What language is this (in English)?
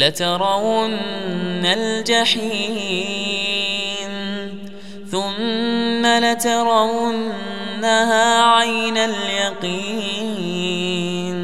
Arabic